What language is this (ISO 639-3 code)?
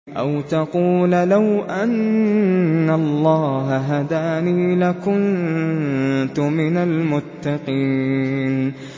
ara